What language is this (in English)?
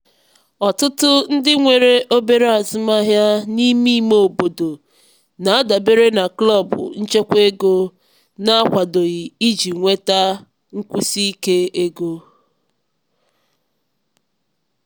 Igbo